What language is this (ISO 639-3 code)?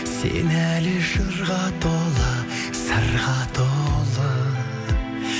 kaz